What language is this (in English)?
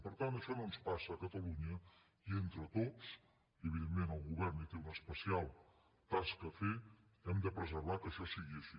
Catalan